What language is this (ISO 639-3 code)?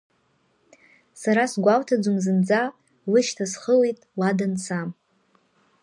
abk